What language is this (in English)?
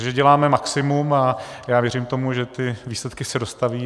Czech